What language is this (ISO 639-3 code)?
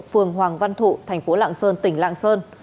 vie